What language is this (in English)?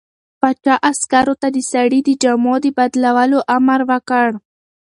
Pashto